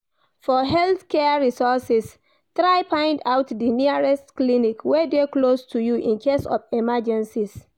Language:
Nigerian Pidgin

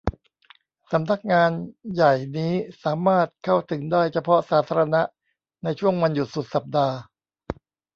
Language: Thai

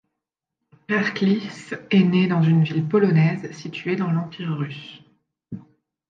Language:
French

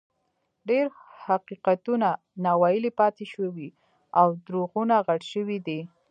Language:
Pashto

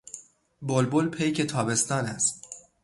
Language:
Persian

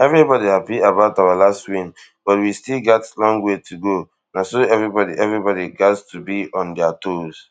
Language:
Nigerian Pidgin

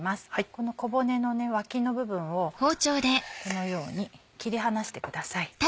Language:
Japanese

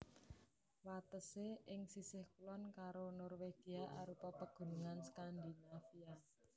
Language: Javanese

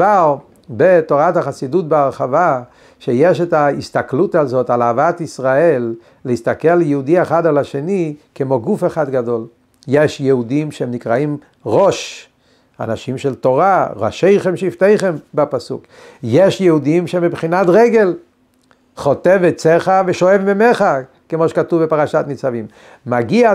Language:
Hebrew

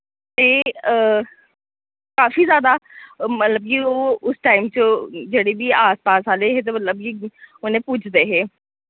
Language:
Dogri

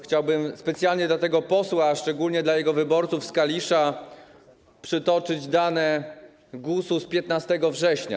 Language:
Polish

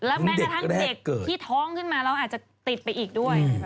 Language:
Thai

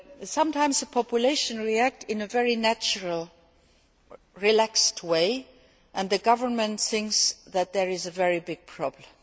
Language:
English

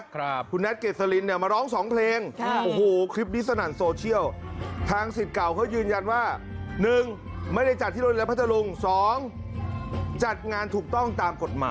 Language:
Thai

